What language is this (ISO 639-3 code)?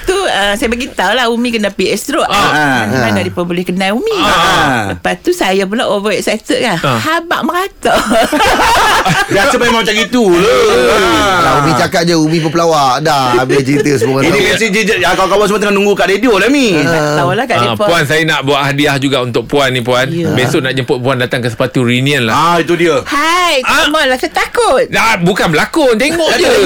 msa